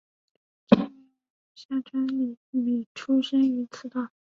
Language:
Chinese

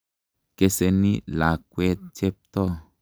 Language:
Kalenjin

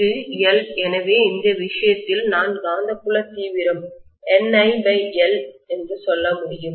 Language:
Tamil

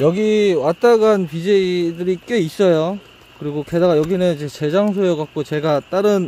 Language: Korean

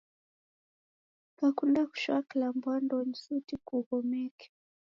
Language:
Taita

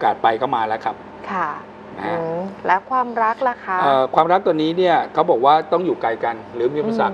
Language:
Thai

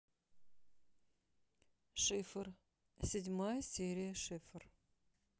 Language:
Russian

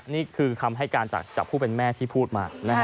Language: Thai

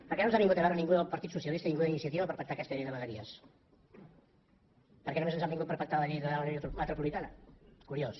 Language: Catalan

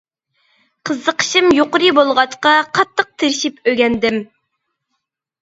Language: Uyghur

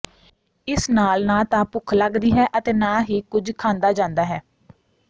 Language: Punjabi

